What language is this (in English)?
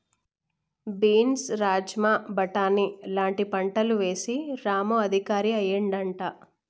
Telugu